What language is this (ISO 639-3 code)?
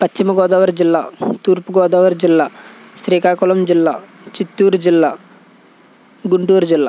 tel